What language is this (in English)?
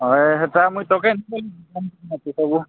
Odia